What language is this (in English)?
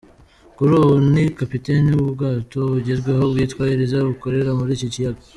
Kinyarwanda